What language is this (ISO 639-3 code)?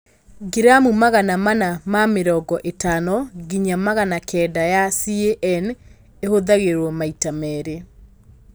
kik